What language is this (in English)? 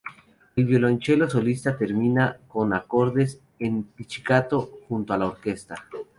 Spanish